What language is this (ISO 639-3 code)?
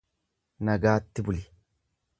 orm